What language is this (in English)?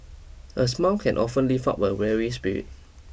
English